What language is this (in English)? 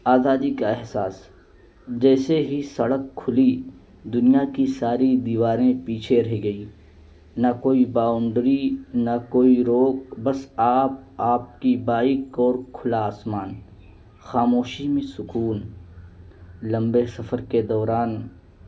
Urdu